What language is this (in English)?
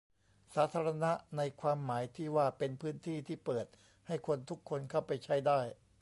Thai